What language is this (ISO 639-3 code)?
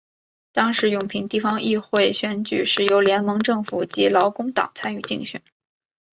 zho